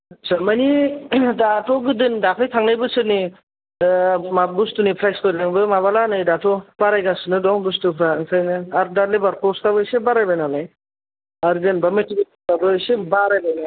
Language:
Bodo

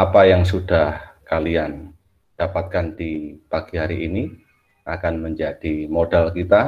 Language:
Indonesian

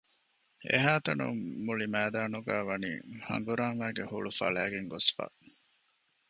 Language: Divehi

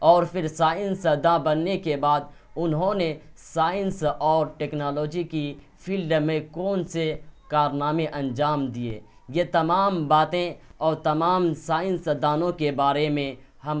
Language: Urdu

